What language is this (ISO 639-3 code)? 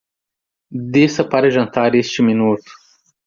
por